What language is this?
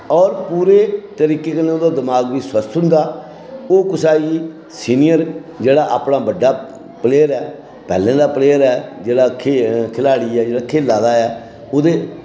Dogri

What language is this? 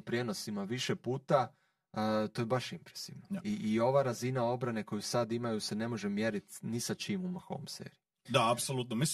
Croatian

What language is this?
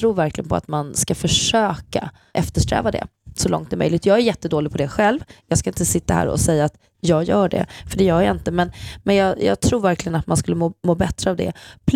Swedish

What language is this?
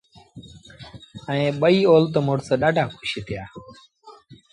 Sindhi Bhil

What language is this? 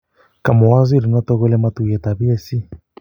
Kalenjin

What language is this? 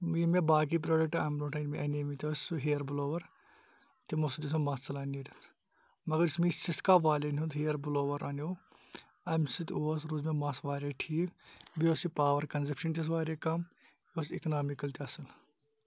Kashmiri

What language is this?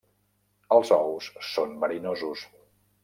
Catalan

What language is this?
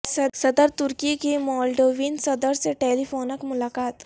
Urdu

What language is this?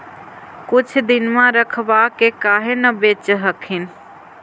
Magahi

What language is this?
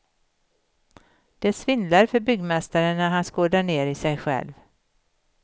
Swedish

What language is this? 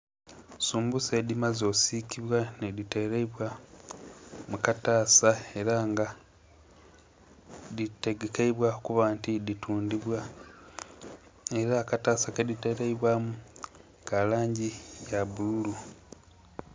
Soga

